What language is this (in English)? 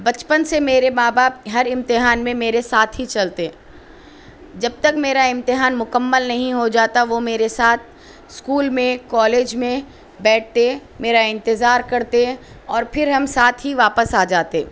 Urdu